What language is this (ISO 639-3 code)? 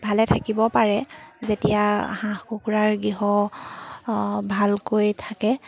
asm